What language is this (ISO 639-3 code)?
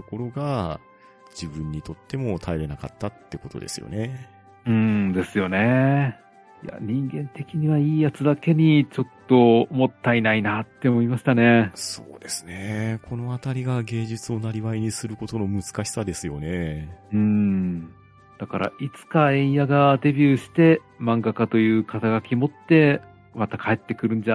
jpn